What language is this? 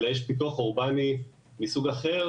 Hebrew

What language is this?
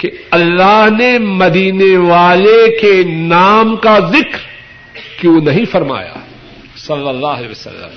Urdu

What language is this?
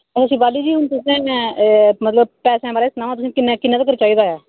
Dogri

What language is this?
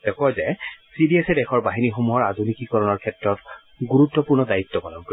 Assamese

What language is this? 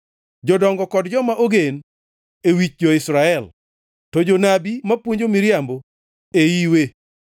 Luo (Kenya and Tanzania)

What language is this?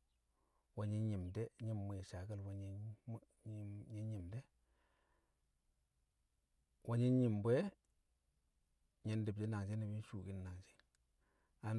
Kamo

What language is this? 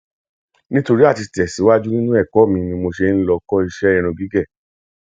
Yoruba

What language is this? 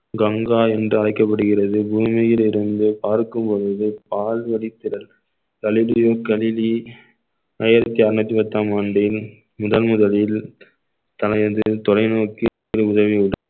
Tamil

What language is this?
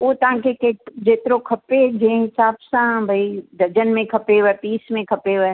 Sindhi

